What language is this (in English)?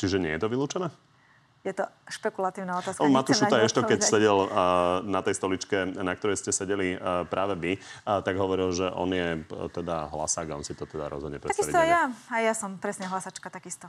Slovak